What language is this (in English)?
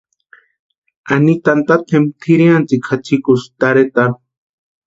Western Highland Purepecha